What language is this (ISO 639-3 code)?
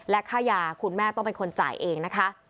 tha